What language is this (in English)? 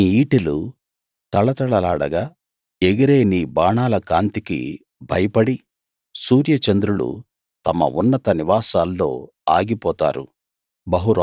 Telugu